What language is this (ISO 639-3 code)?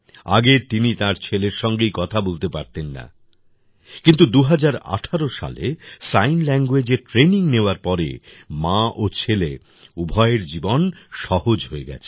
ben